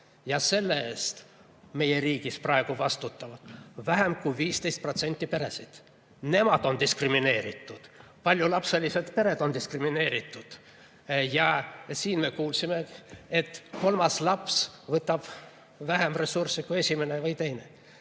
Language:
Estonian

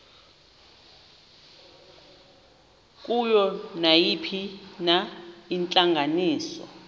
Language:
Xhosa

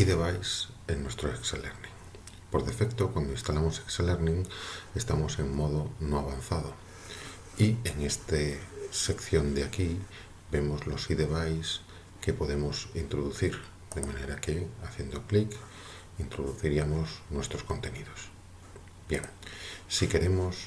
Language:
Spanish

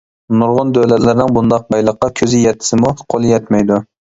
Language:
Uyghur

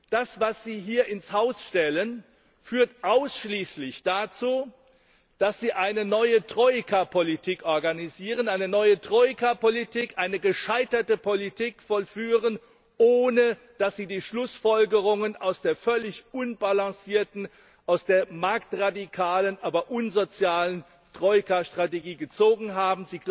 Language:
German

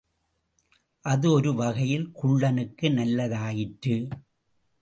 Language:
Tamil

